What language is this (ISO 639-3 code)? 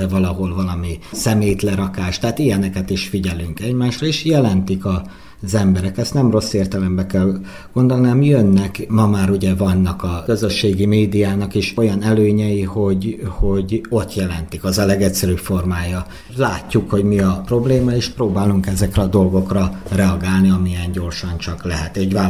hun